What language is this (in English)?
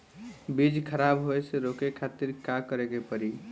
Bhojpuri